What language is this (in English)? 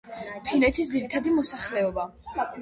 Georgian